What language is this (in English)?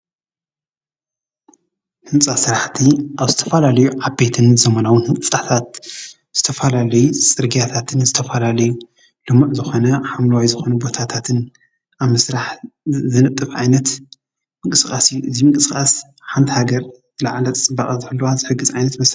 Tigrinya